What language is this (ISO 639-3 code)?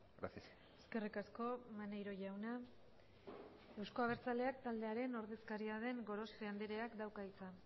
eus